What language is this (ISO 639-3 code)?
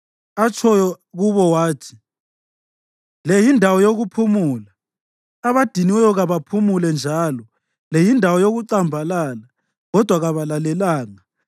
nde